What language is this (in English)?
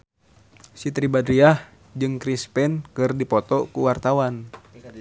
Sundanese